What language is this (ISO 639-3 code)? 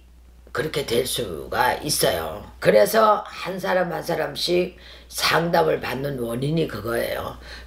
kor